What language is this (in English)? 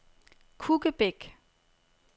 Danish